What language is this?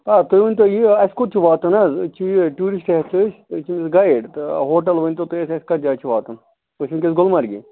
Kashmiri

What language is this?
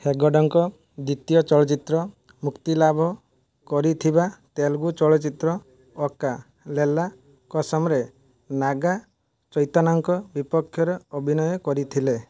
Odia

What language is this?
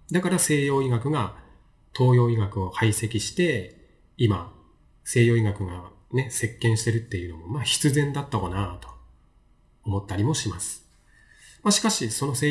Japanese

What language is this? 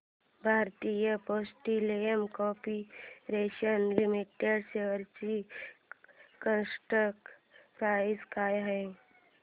Marathi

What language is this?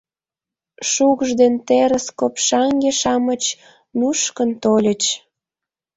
Mari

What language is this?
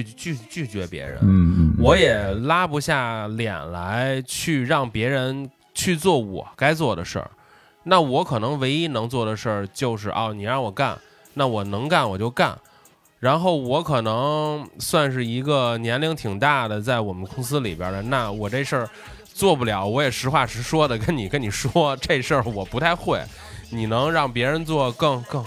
Chinese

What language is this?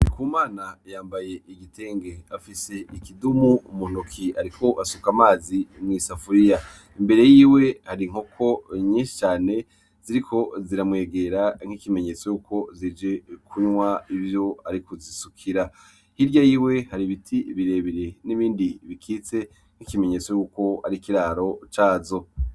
Rundi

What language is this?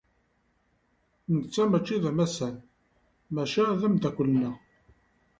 Kabyle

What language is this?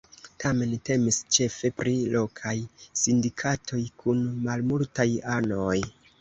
Esperanto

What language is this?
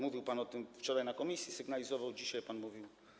Polish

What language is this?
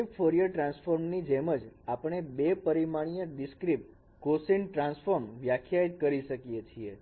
Gujarati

